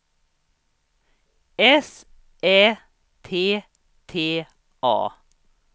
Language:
Swedish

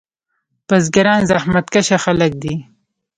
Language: Pashto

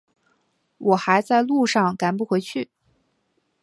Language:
Chinese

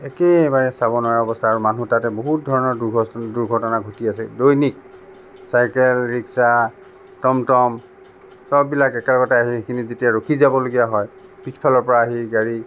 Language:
Assamese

